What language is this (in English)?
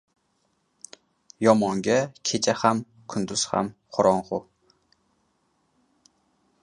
Uzbek